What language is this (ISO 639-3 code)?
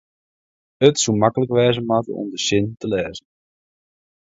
fry